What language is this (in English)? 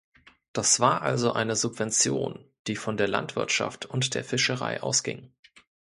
German